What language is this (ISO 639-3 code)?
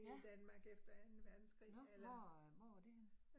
dan